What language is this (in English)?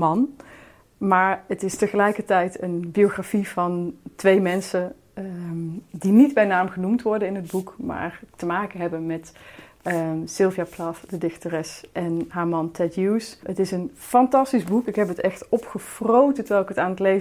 Dutch